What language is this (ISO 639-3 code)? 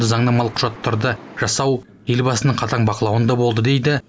kaz